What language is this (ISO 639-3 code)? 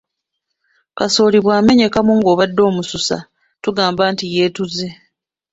lug